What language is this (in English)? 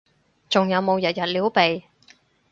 Cantonese